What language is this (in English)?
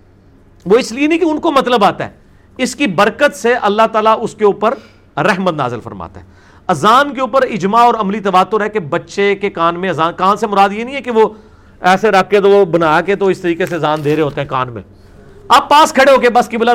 Urdu